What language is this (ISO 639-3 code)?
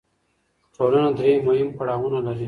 pus